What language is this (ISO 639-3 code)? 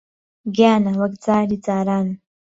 ckb